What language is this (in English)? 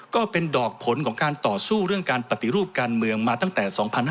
Thai